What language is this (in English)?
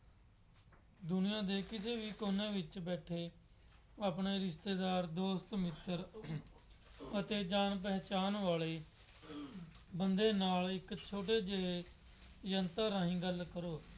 Punjabi